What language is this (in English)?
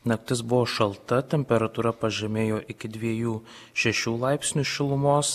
Lithuanian